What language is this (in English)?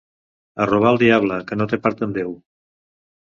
Catalan